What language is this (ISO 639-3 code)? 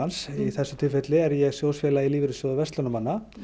isl